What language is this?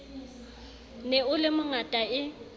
Southern Sotho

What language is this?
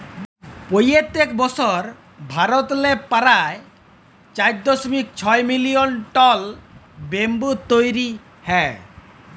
Bangla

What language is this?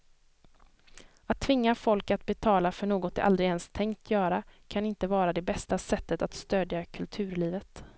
Swedish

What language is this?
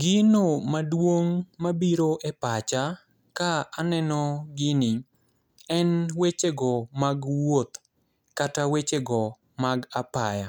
Luo (Kenya and Tanzania)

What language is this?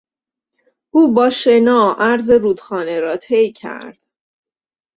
Persian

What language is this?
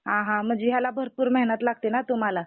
Marathi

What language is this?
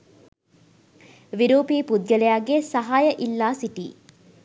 Sinhala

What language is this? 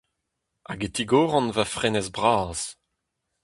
Breton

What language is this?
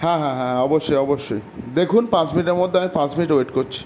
Bangla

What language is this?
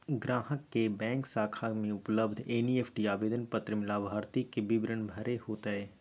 Magahi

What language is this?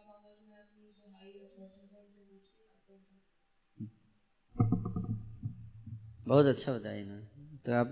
Hindi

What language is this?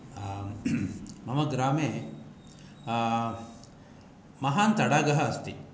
Sanskrit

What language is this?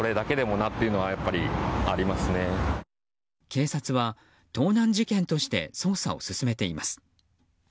Japanese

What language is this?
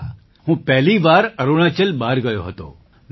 Gujarati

